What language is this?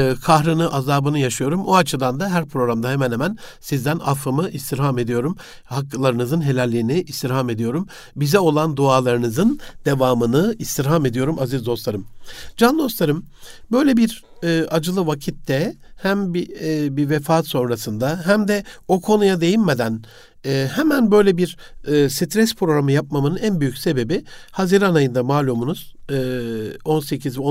Turkish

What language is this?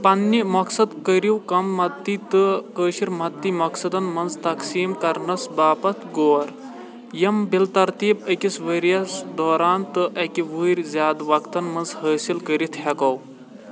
Kashmiri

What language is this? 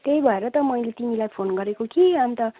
Nepali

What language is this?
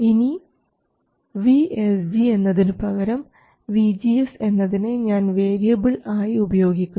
Malayalam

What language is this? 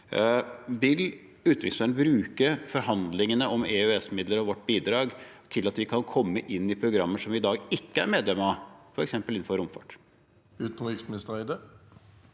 Norwegian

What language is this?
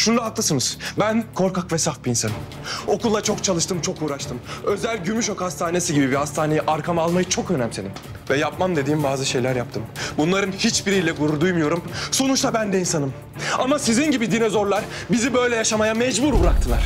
Turkish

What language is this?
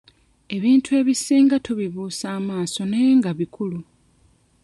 Ganda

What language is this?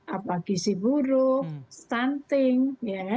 Indonesian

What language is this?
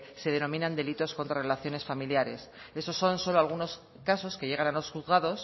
Spanish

